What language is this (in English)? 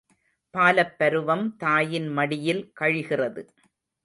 Tamil